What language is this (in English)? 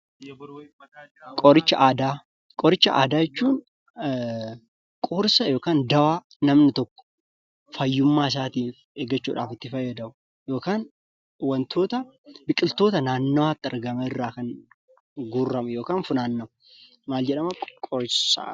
Oromo